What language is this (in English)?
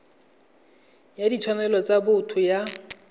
Tswana